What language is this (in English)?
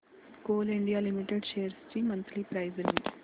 Marathi